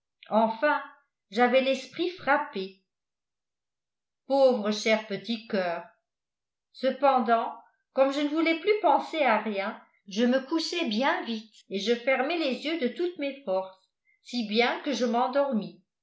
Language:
French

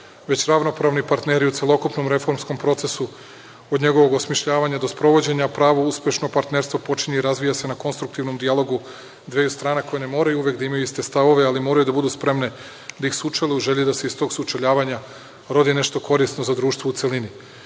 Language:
Serbian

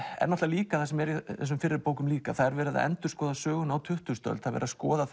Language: Icelandic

